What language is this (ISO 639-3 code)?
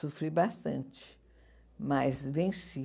por